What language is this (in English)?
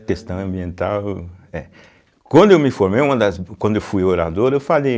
Portuguese